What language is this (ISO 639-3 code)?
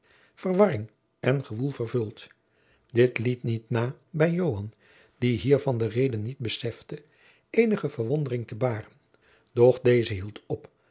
nld